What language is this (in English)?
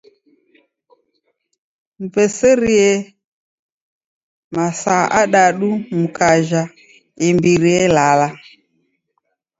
Taita